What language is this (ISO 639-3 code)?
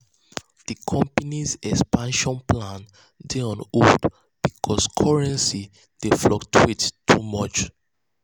pcm